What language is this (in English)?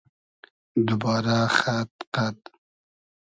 Hazaragi